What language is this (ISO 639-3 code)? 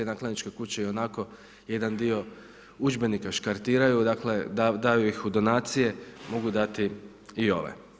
hrv